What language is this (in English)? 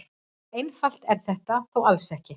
Icelandic